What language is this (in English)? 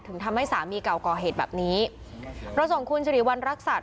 Thai